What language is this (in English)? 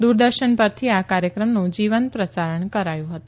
Gujarati